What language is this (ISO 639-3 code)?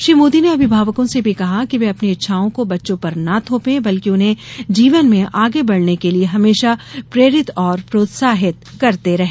hin